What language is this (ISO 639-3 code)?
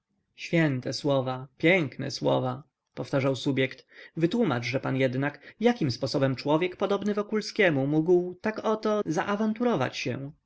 pol